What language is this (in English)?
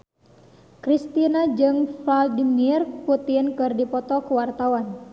Sundanese